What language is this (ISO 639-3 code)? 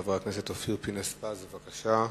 heb